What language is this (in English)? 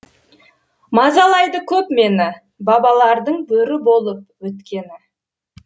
Kazakh